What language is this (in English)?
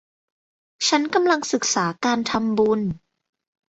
Thai